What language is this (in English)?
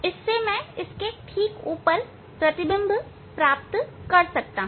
Hindi